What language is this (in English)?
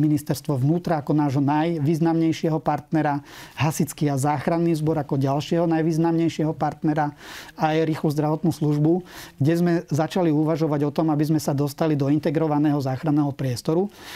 Slovak